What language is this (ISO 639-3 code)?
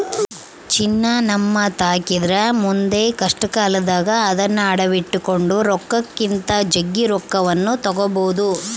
kan